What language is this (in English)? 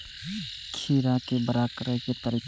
Maithili